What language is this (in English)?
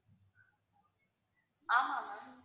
Tamil